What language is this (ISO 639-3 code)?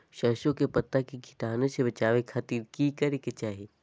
mag